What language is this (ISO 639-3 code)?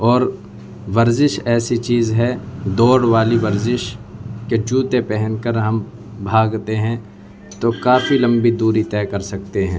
urd